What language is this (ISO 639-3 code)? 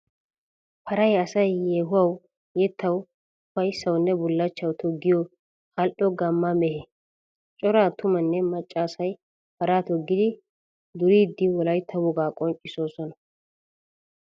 wal